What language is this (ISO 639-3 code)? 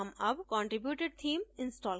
hin